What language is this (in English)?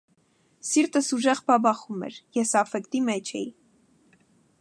Armenian